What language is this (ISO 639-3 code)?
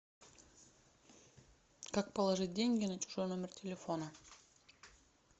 rus